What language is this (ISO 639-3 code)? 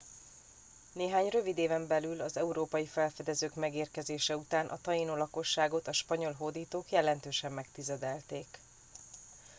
hun